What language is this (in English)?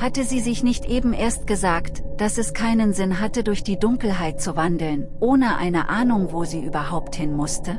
German